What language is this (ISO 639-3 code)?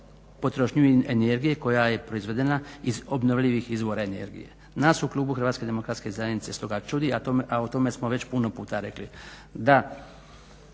hrv